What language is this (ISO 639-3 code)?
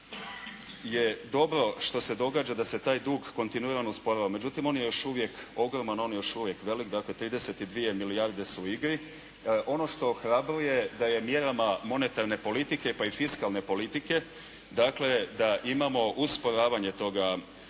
hrv